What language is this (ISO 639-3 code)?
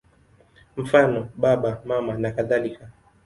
swa